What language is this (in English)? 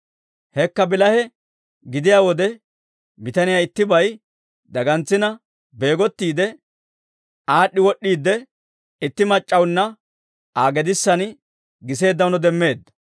Dawro